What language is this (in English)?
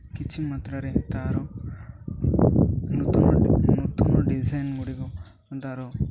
Odia